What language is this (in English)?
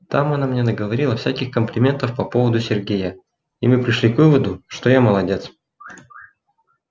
Russian